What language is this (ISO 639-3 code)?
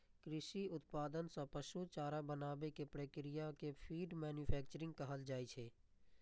mai